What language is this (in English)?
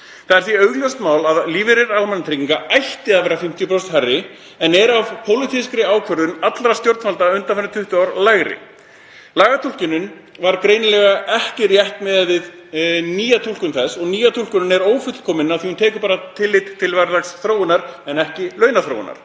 Icelandic